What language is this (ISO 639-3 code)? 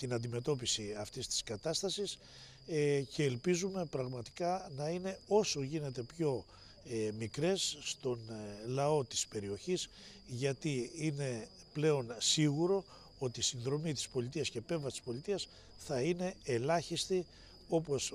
ell